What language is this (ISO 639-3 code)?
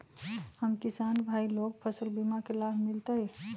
mag